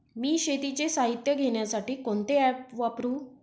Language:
Marathi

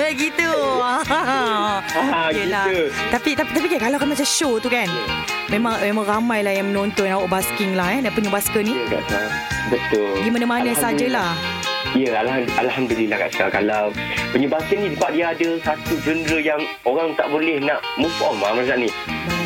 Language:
Malay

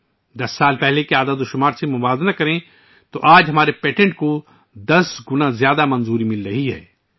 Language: Urdu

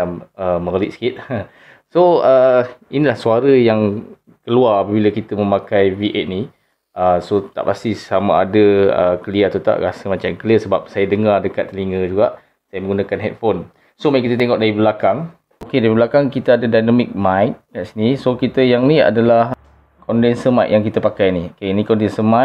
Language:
Malay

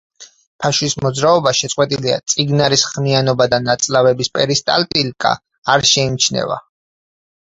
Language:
Georgian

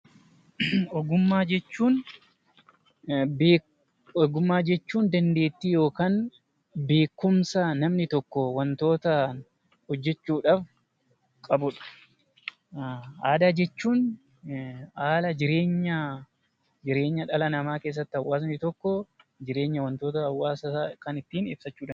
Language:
Oromo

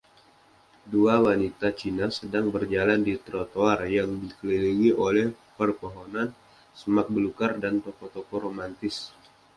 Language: Indonesian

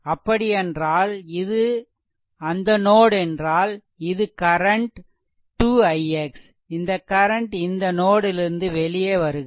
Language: Tamil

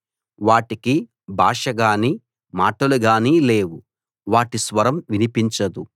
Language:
Telugu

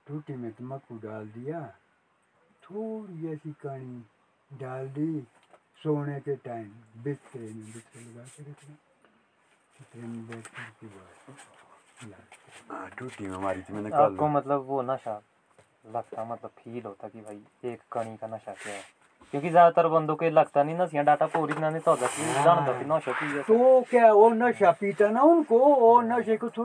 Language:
Hindi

